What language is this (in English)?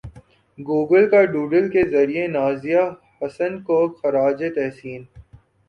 Urdu